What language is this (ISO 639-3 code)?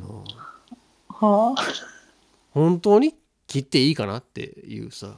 jpn